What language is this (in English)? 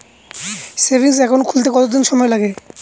Bangla